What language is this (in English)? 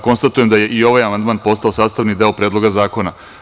Serbian